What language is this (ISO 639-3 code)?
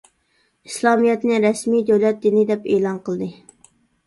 uig